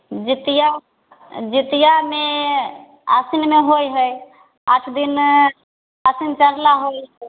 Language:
Maithili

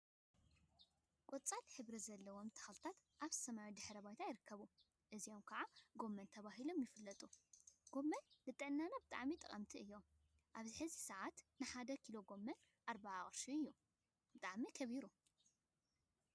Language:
Tigrinya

